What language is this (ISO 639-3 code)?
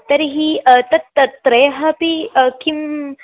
san